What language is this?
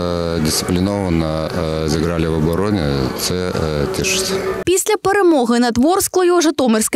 Ukrainian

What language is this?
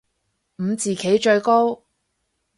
Cantonese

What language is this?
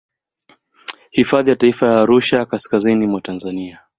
Swahili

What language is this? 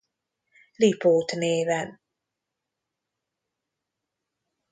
Hungarian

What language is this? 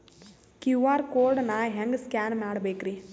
Kannada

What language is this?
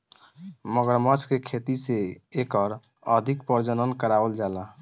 Bhojpuri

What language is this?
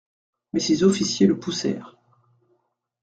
French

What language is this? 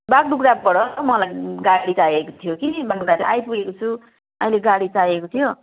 Nepali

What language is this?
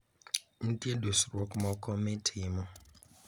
Luo (Kenya and Tanzania)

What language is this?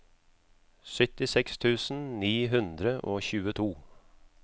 Norwegian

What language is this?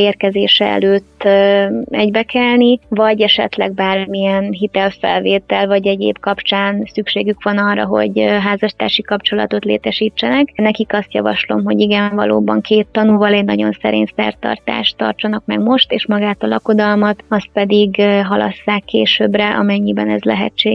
Hungarian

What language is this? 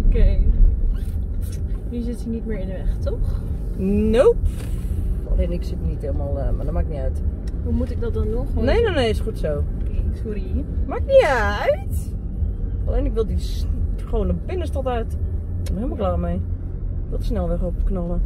Dutch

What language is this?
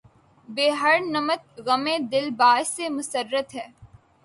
Urdu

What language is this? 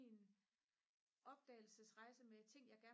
Danish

